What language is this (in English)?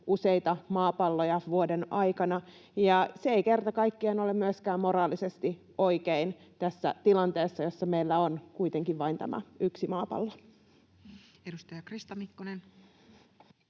Finnish